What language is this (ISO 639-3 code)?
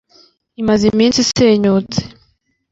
kin